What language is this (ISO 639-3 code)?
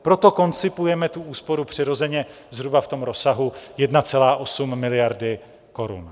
ces